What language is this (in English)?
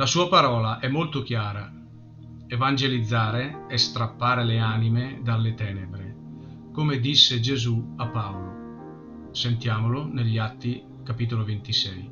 Italian